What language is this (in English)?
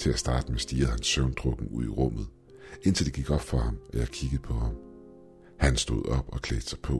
Danish